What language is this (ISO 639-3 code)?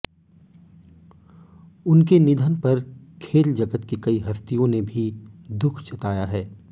hin